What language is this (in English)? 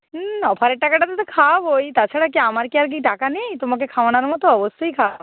Bangla